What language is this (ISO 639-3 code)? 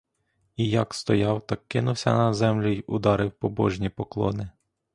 ukr